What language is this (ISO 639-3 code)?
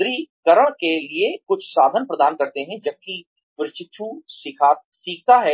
hin